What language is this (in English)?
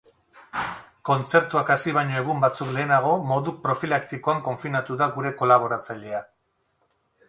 Basque